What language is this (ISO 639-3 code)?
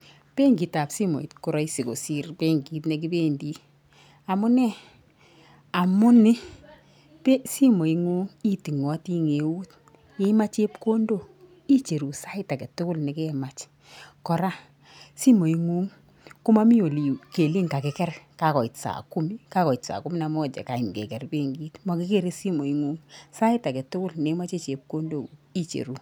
kln